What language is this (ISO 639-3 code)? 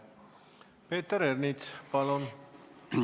est